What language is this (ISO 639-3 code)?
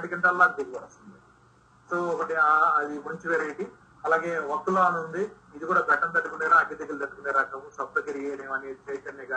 tel